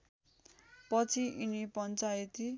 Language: Nepali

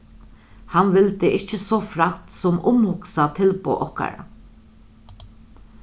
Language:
Faroese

